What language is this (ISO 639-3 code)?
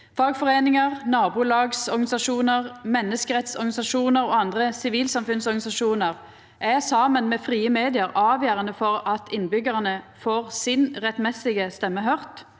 nor